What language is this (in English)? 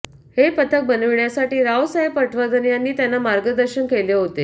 Marathi